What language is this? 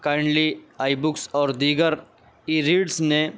Urdu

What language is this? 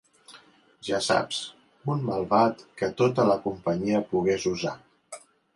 Catalan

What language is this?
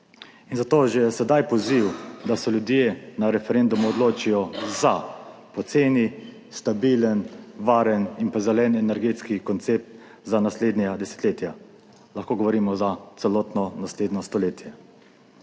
Slovenian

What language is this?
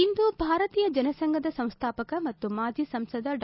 Kannada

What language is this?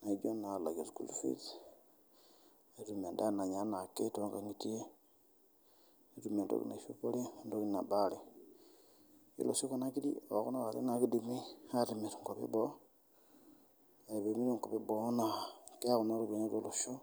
Masai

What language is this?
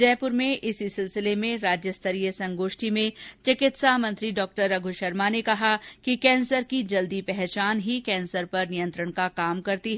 Hindi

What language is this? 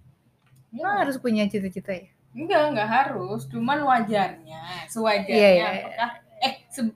Indonesian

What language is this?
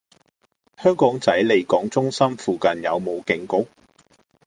Cantonese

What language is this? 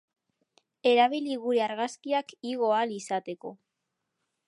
Basque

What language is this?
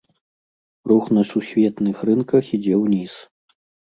Belarusian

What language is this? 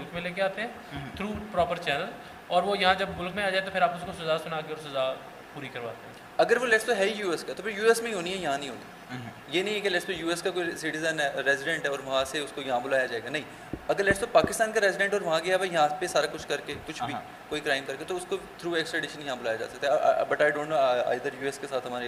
Urdu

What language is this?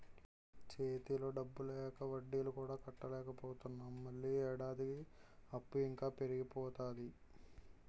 Telugu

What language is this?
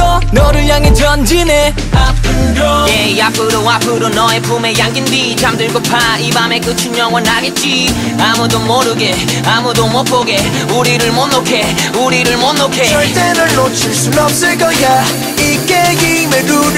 Korean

